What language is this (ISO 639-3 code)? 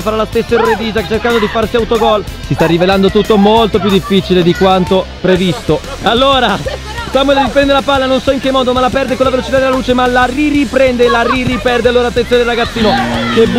ita